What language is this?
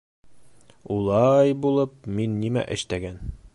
Bashkir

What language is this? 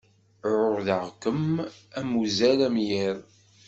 Kabyle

